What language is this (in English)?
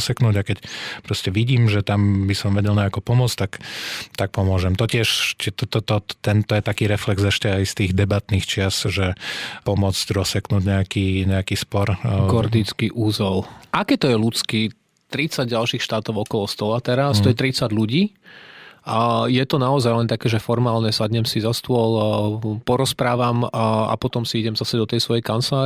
Slovak